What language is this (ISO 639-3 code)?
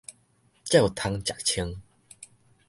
nan